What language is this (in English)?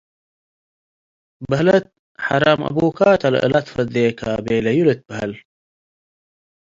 Tigre